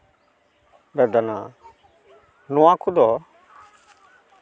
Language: Santali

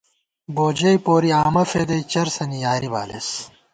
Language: Gawar-Bati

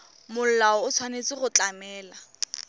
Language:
Tswana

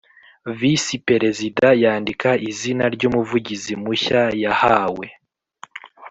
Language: Kinyarwanda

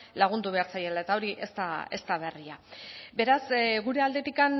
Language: Basque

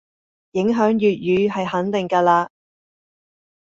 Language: Cantonese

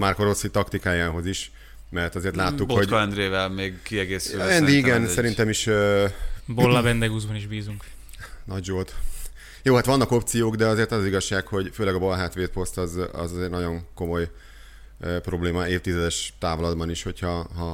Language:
Hungarian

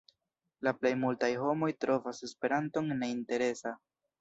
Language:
Esperanto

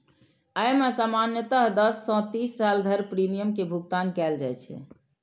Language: Maithili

